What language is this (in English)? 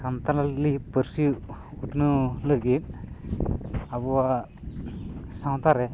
Santali